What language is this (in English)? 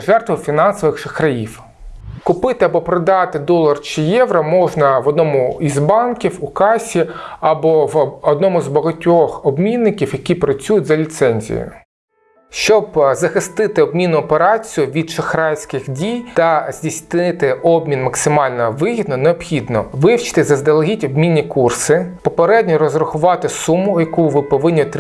Ukrainian